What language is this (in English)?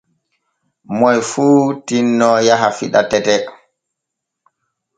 Borgu Fulfulde